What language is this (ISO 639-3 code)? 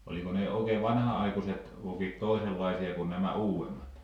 fin